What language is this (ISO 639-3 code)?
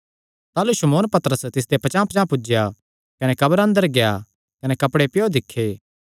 xnr